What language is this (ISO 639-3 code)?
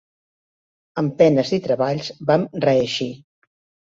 cat